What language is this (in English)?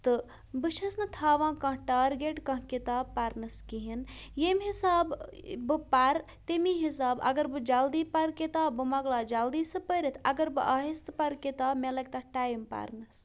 Kashmiri